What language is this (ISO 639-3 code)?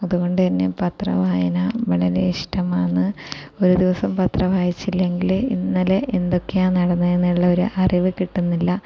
mal